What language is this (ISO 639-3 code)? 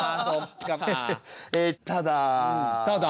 jpn